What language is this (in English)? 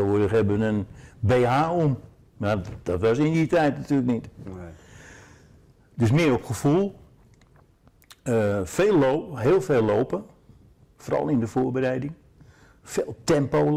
Dutch